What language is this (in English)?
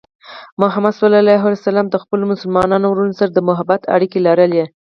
Pashto